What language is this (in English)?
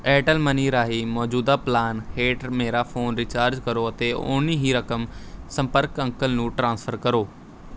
Punjabi